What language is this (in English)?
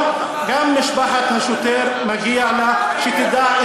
Hebrew